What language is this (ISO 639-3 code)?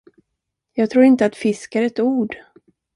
swe